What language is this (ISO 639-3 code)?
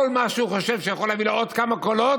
heb